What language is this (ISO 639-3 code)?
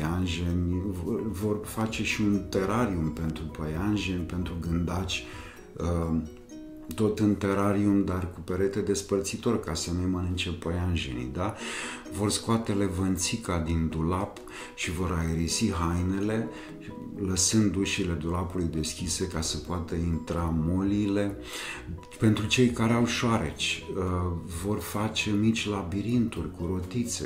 ron